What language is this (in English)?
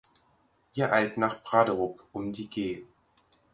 German